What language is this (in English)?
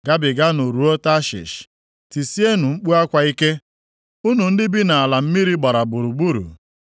Igbo